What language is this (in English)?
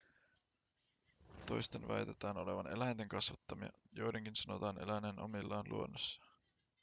Finnish